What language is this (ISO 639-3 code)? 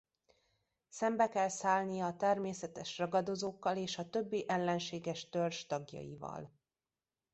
hun